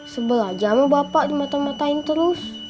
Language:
Indonesian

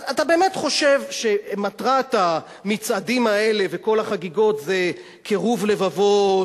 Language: Hebrew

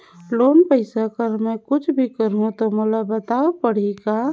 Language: Chhattisgarhi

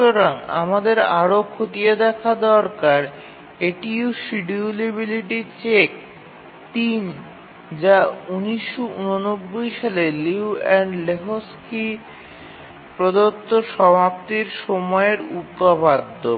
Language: Bangla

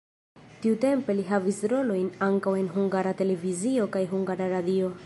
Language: Esperanto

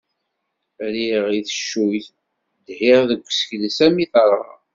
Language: Kabyle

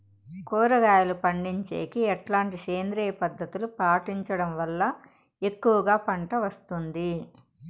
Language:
Telugu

